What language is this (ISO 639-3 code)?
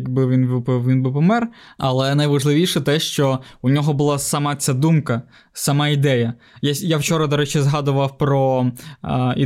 ukr